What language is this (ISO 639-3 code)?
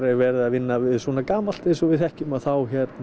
isl